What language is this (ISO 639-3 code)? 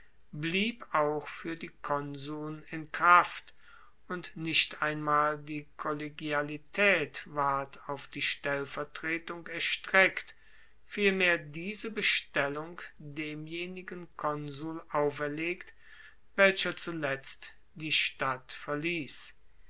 deu